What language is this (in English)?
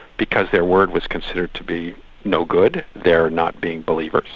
English